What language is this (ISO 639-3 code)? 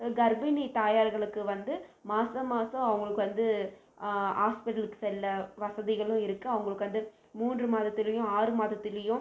tam